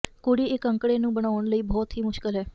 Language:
Punjabi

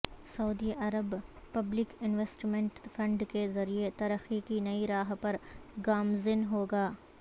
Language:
Urdu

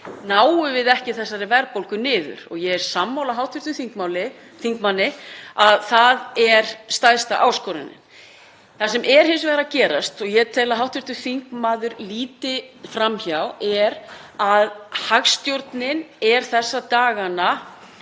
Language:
Icelandic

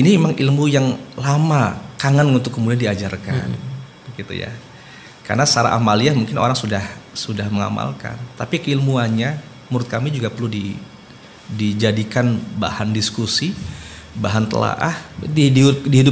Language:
Indonesian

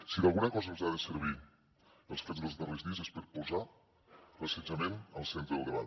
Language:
Catalan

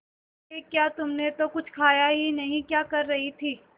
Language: Hindi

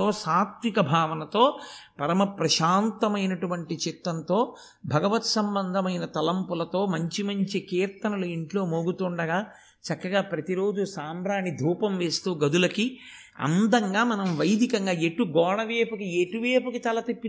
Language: Telugu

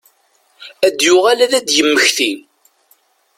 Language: Kabyle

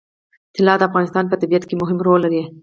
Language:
Pashto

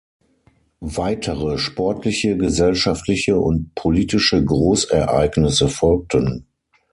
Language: German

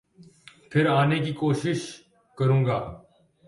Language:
Urdu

